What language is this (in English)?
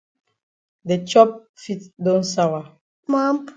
Cameroon Pidgin